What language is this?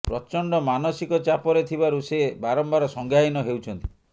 Odia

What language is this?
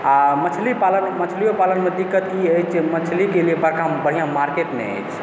Maithili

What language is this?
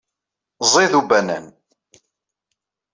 Kabyle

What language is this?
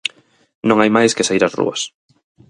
Galician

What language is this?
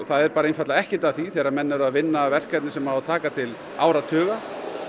Icelandic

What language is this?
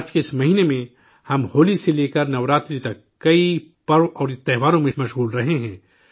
Urdu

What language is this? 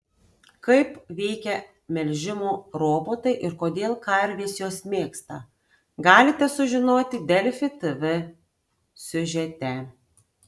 Lithuanian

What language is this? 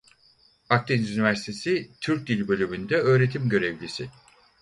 Turkish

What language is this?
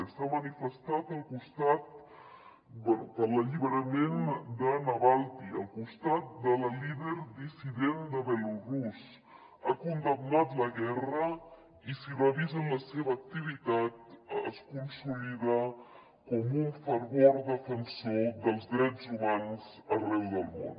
Catalan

